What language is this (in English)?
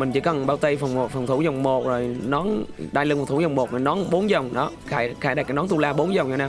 Vietnamese